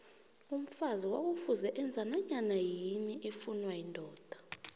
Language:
South Ndebele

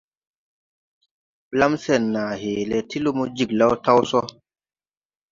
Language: Tupuri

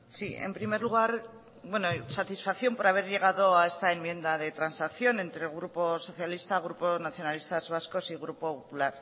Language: Spanish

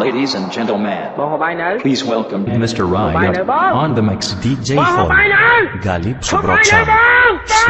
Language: English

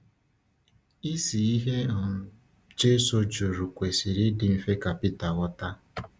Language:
Igbo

